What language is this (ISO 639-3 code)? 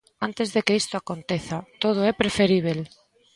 glg